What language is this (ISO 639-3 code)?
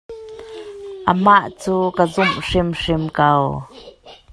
cnh